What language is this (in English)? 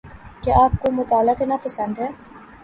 Urdu